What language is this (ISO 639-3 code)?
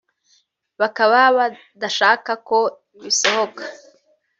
kin